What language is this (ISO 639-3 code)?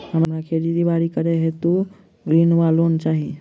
mai